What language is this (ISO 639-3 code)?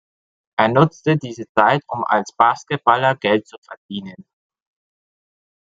deu